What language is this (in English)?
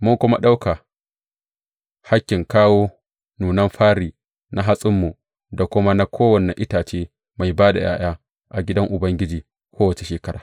Hausa